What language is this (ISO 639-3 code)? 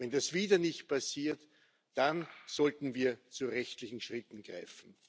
deu